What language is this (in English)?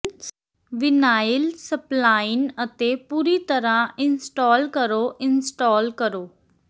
Punjabi